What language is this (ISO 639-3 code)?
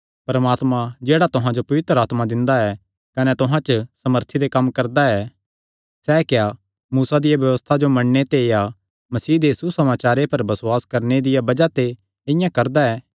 xnr